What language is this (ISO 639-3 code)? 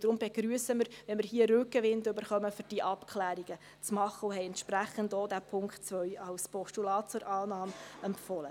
gsw